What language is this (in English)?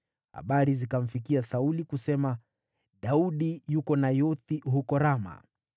Swahili